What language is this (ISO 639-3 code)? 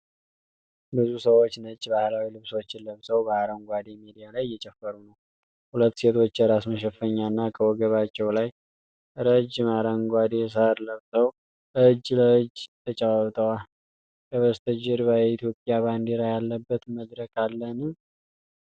amh